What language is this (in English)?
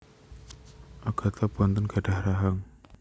Javanese